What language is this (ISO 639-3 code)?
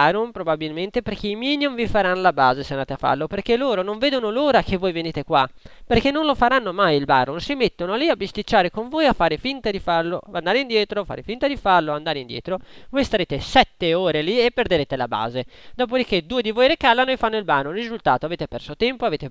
ita